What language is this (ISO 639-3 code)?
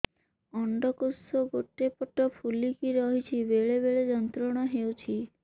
ori